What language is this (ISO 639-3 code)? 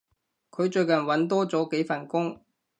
yue